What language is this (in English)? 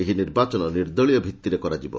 Odia